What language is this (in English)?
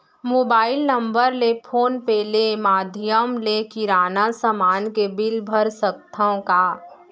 Chhattisgarhi